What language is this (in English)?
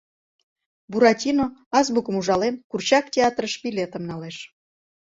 Mari